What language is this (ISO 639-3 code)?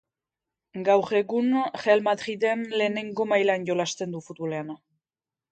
eus